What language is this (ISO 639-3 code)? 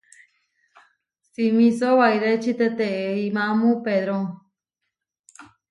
var